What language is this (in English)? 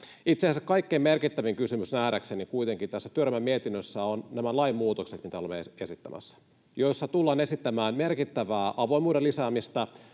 Finnish